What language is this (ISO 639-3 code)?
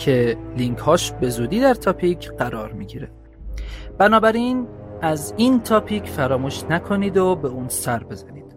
fas